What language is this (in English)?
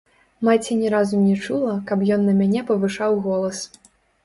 Belarusian